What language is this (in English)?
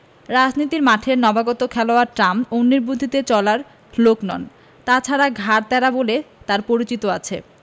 Bangla